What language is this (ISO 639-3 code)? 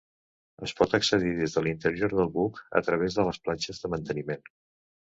cat